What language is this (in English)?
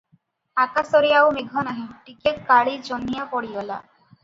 Odia